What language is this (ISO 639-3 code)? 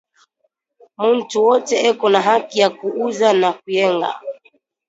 swa